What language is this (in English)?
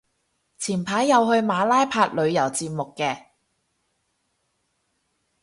Cantonese